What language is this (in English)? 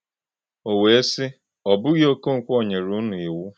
Igbo